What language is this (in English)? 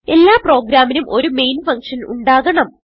Malayalam